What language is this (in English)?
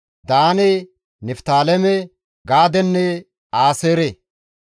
Gamo